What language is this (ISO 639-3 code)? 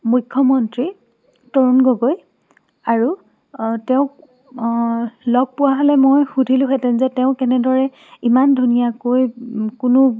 asm